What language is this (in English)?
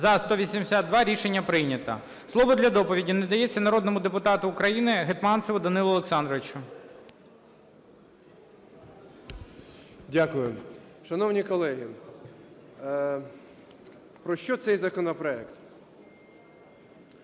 Ukrainian